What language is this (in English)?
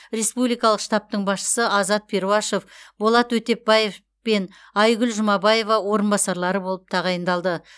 Kazakh